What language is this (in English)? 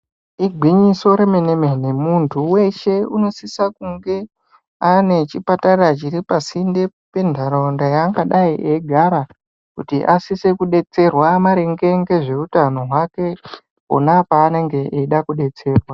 Ndau